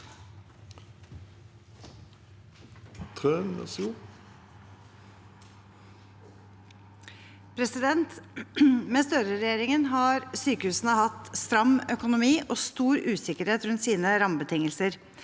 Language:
Norwegian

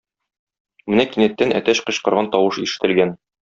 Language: Tatar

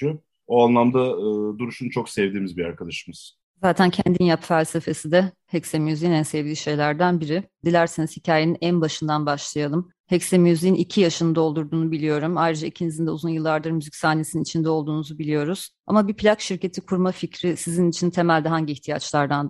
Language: Turkish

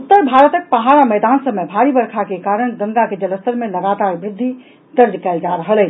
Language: Maithili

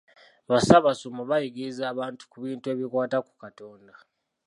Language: Ganda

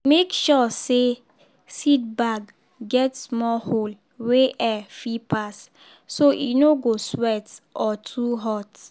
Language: Nigerian Pidgin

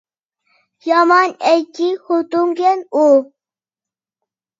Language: Uyghur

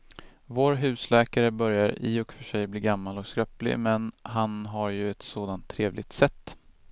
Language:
Swedish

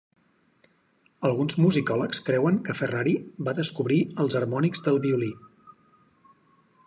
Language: Catalan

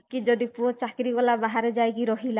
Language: Odia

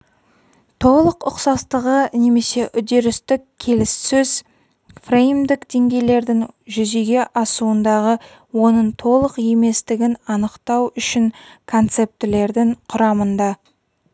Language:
Kazakh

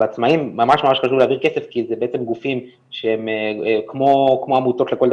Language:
Hebrew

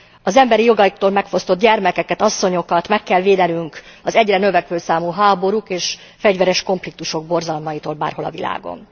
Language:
Hungarian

